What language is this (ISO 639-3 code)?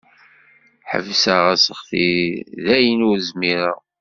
kab